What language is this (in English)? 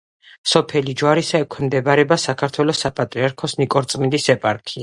Georgian